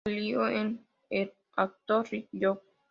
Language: Spanish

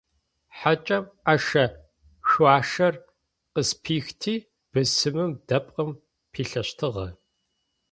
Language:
Adyghe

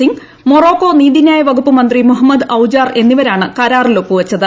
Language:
Malayalam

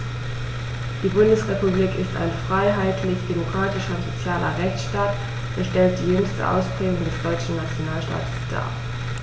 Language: German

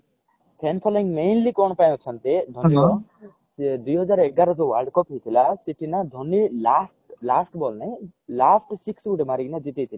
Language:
Odia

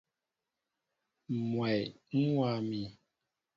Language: Mbo (Cameroon)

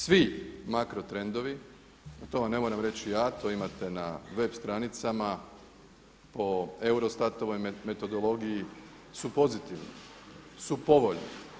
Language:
Croatian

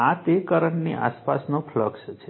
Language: Gujarati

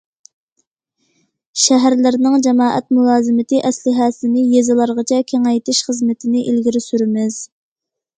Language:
Uyghur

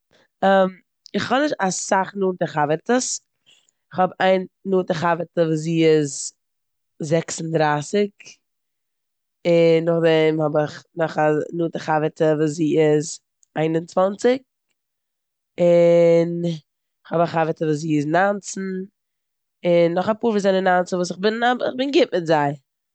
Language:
Yiddish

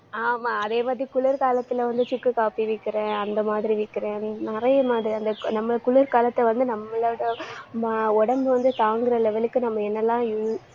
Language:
Tamil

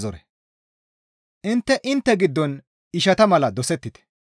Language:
Gamo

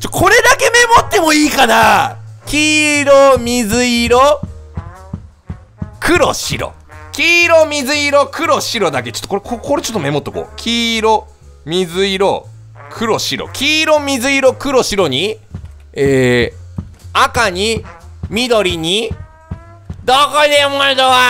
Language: Japanese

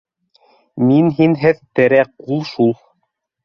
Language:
Bashkir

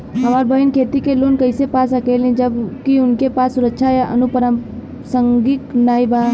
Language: Bhojpuri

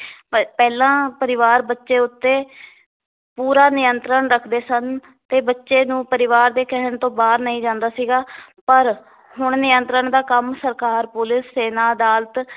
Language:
Punjabi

